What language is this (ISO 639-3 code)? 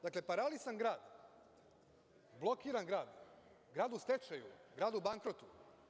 srp